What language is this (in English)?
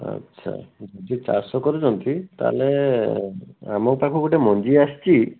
Odia